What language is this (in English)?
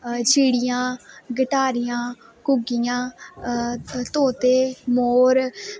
Dogri